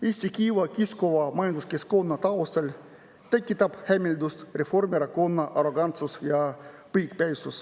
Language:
Estonian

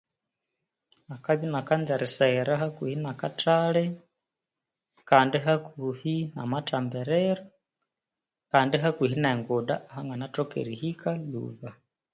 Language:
Konzo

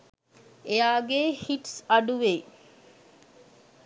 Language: Sinhala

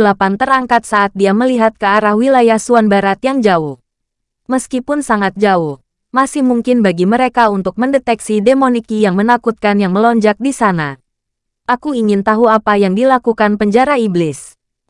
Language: Indonesian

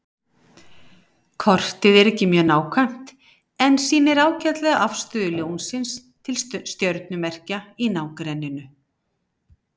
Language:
Icelandic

